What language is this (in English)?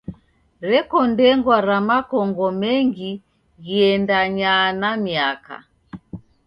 Taita